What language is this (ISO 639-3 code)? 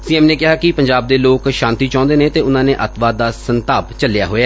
pan